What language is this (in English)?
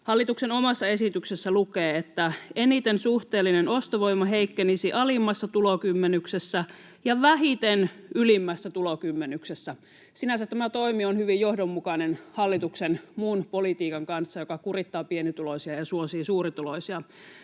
Finnish